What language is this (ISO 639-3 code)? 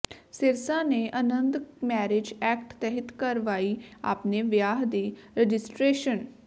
pan